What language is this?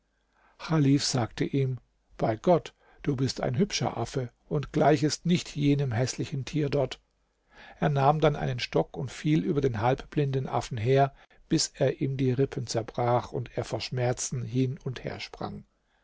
German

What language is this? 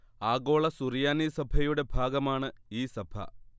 Malayalam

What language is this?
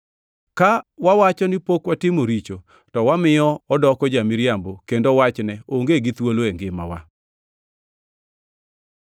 Luo (Kenya and Tanzania)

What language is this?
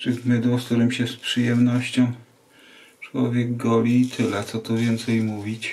Polish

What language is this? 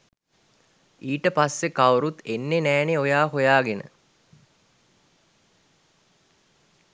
Sinhala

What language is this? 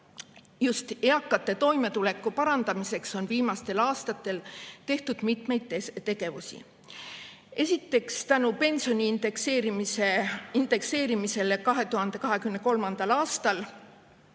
Estonian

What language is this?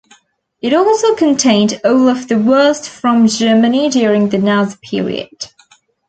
English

